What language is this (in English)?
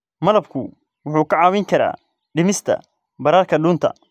Somali